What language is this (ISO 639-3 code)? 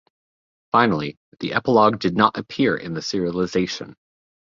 eng